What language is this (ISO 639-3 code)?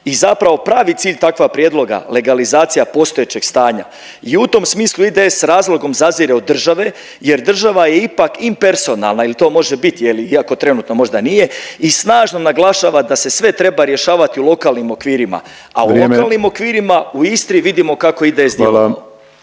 hrv